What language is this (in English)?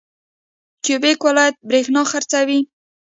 Pashto